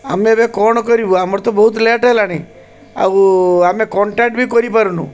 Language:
Odia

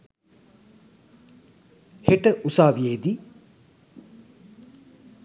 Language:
Sinhala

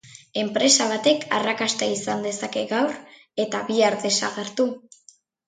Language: Basque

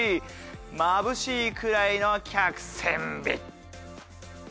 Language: Japanese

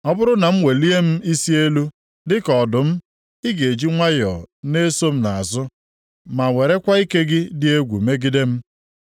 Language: Igbo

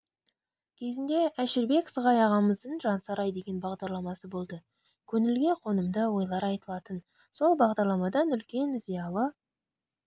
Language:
Kazakh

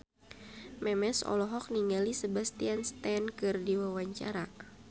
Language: Sundanese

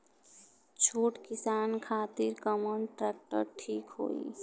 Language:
Bhojpuri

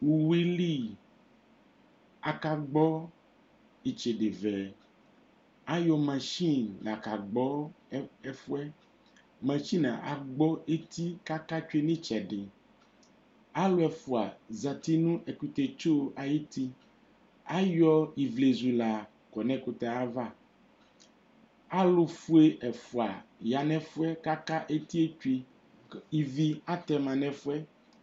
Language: Ikposo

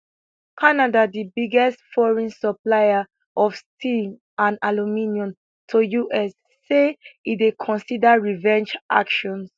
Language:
Nigerian Pidgin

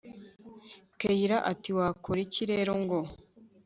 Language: Kinyarwanda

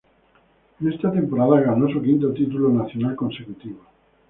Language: Spanish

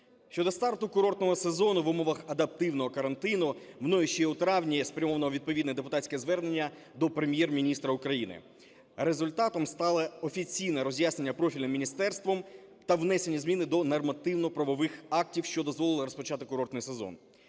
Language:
Ukrainian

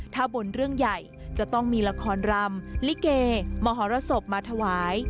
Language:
Thai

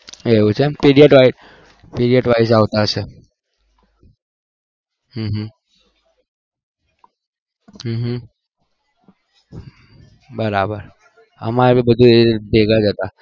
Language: Gujarati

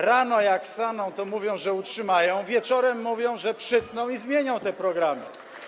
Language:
Polish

